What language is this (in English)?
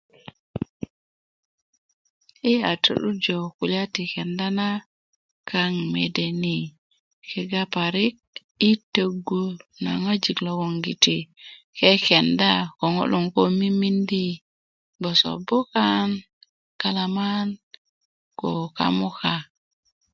Kuku